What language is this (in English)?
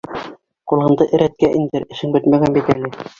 Bashkir